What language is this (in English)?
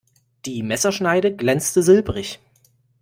German